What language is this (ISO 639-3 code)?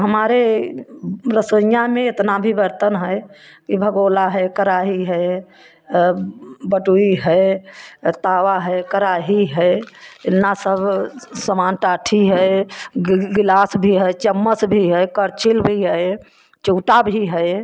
hin